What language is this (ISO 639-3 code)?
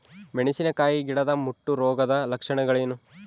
kan